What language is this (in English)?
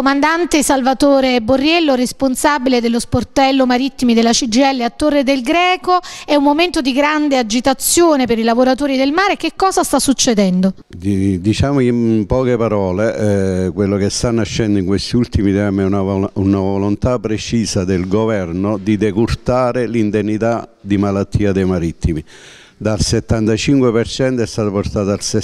Italian